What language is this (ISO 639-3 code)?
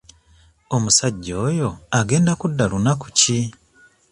lug